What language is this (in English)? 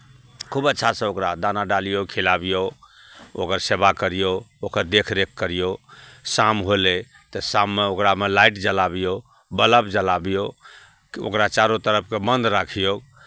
Maithili